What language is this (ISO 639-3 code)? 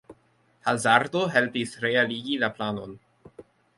epo